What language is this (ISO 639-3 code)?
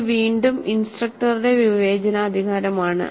mal